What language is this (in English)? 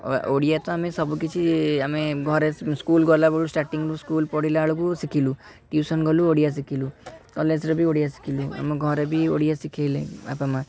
Odia